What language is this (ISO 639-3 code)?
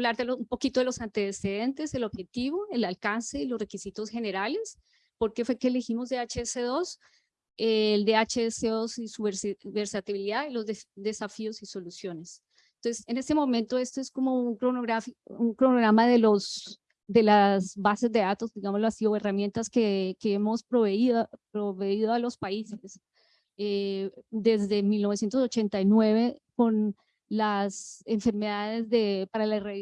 spa